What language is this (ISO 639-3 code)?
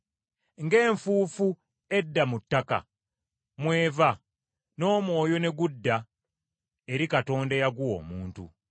lug